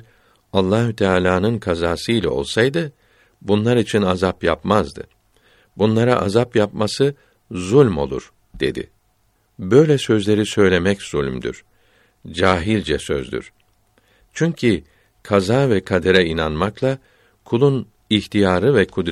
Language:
Turkish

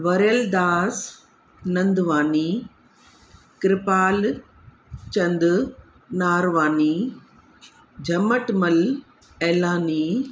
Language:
Sindhi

